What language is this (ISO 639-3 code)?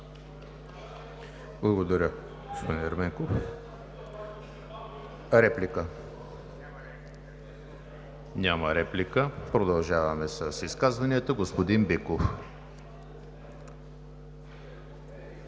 bul